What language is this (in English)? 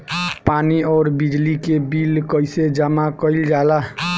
Bhojpuri